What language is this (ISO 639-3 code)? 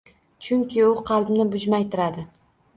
uzb